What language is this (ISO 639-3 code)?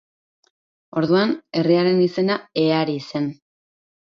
eus